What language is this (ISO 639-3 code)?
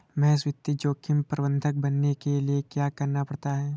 hin